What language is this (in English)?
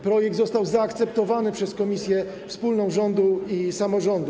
Polish